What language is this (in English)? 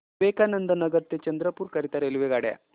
Marathi